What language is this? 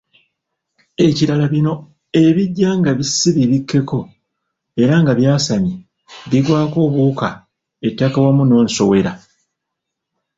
Ganda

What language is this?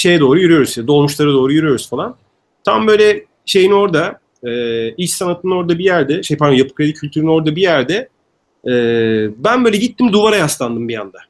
Turkish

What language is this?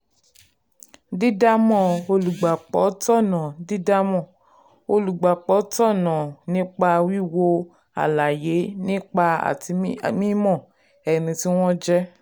Yoruba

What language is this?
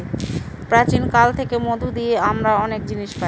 Bangla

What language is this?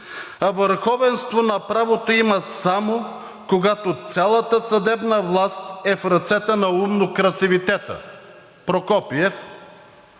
Bulgarian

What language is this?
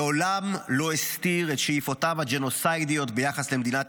Hebrew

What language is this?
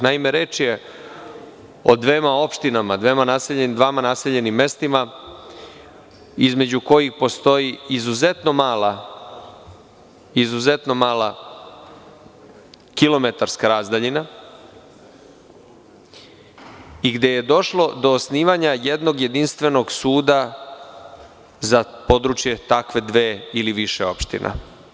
Serbian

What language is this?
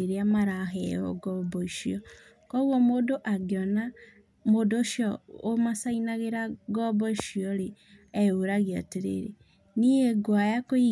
Kikuyu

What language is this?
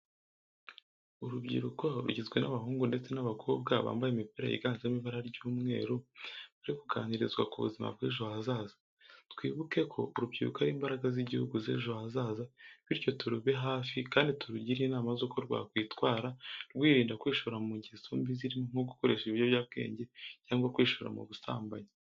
Kinyarwanda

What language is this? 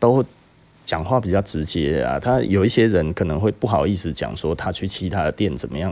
Chinese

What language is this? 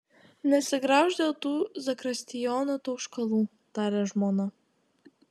Lithuanian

